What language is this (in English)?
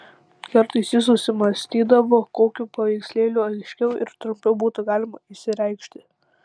Lithuanian